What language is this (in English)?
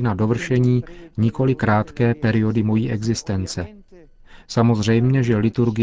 Czech